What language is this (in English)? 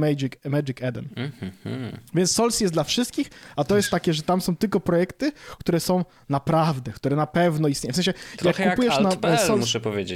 Polish